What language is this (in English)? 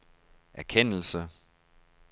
Danish